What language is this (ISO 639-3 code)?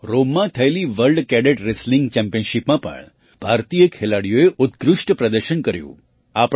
guj